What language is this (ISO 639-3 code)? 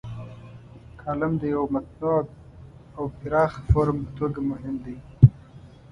pus